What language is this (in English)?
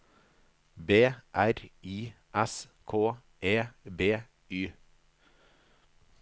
Norwegian